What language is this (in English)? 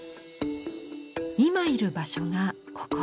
Japanese